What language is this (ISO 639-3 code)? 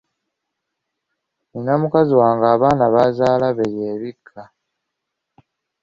lug